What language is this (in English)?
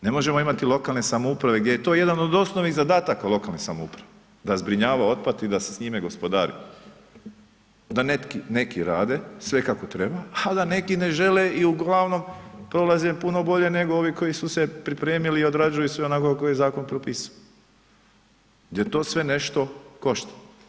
Croatian